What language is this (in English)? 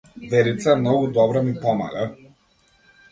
Macedonian